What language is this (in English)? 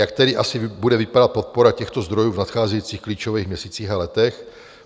Czech